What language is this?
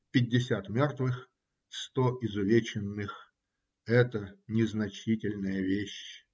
Russian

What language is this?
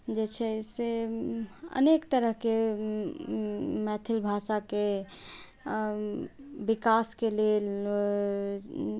Maithili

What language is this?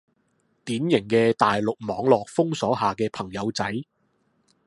Cantonese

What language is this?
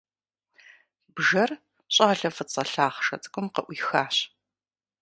Kabardian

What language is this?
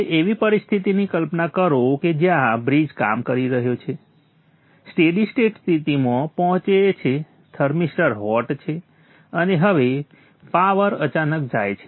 Gujarati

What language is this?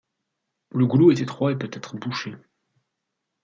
French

